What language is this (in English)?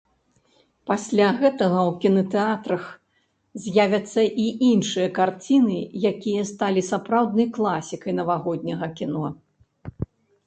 Belarusian